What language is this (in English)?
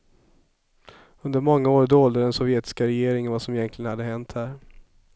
Swedish